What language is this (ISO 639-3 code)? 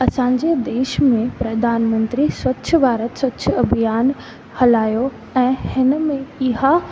snd